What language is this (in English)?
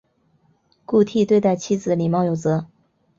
Chinese